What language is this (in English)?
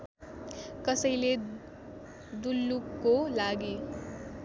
Nepali